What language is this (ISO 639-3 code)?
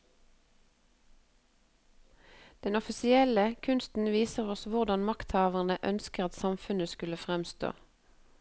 nor